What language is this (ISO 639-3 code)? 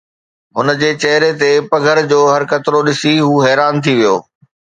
snd